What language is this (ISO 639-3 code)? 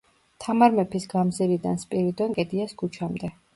kat